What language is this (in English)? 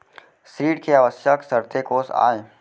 Chhattisgarhi